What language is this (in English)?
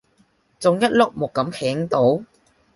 Cantonese